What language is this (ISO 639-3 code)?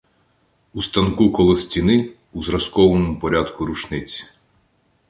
ukr